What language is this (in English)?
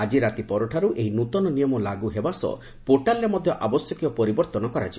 Odia